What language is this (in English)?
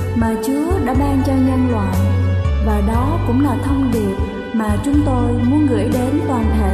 Vietnamese